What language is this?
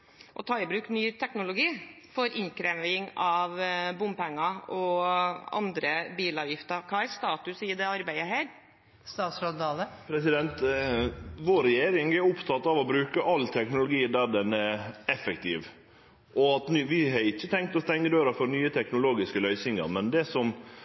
Norwegian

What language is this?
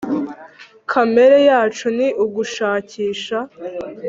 Kinyarwanda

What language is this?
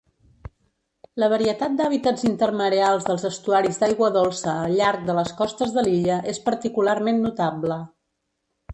Catalan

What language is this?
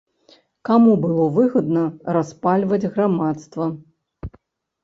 Belarusian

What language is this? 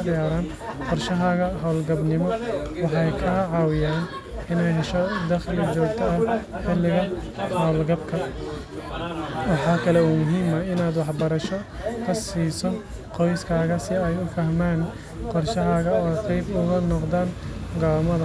Somali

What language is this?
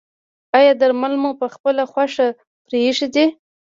Pashto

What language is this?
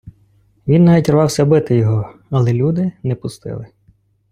Ukrainian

